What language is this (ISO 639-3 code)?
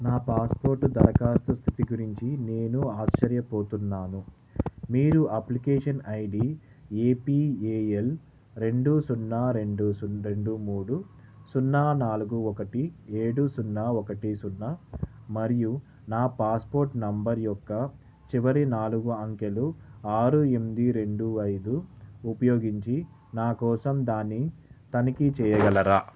tel